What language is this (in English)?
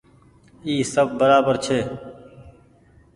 Goaria